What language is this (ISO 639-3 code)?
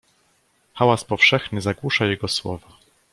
pol